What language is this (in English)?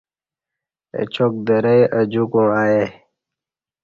Kati